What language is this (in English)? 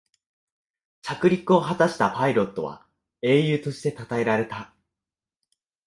Japanese